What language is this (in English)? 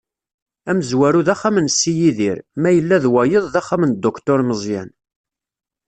Kabyle